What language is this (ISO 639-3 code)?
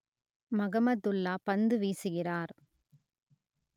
tam